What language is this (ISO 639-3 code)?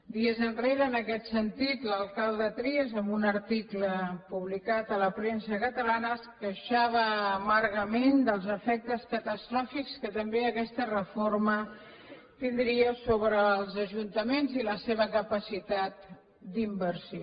cat